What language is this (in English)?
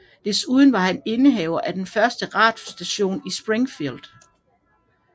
Danish